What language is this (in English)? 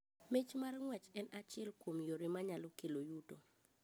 Luo (Kenya and Tanzania)